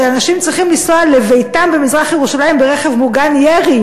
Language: Hebrew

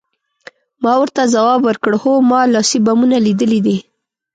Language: Pashto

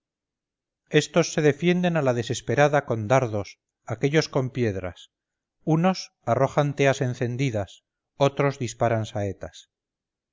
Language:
Spanish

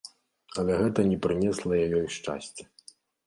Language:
Belarusian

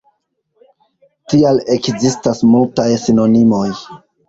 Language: Esperanto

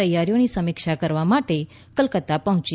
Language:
Gujarati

